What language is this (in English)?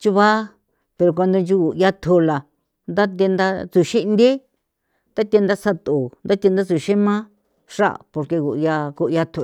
San Felipe Otlaltepec Popoloca